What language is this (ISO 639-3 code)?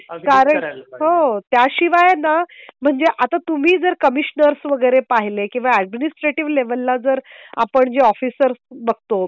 mar